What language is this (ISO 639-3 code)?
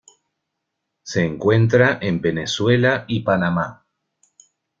spa